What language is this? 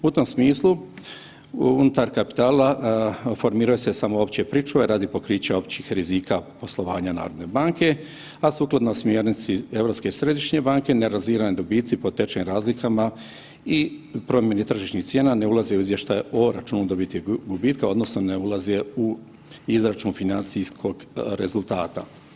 Croatian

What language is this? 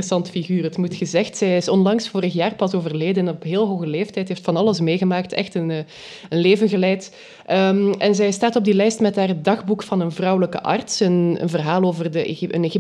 Dutch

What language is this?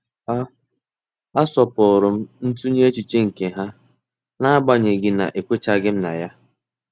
Igbo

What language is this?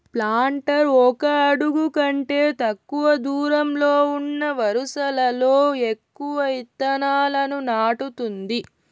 Telugu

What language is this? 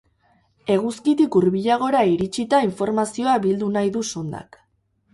Basque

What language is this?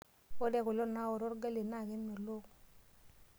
Masai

